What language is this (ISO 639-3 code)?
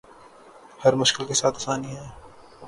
urd